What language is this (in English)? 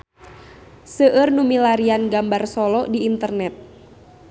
Sundanese